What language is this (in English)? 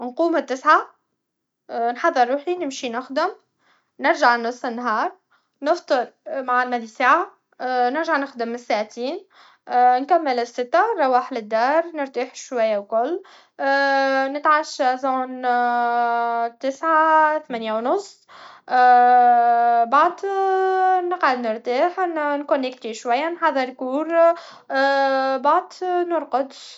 Tunisian Arabic